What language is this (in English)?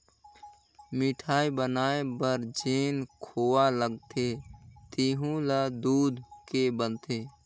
Chhattisgarhi